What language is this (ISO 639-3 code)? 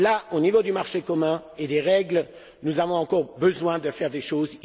fra